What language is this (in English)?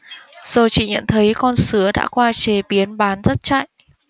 Vietnamese